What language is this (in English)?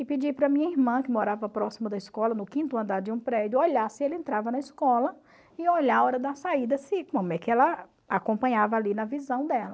Portuguese